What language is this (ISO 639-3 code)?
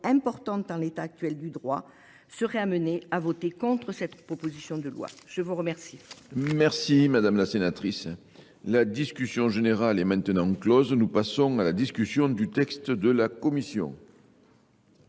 fra